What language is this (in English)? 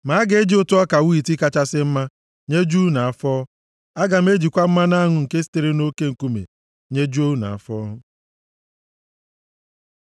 Igbo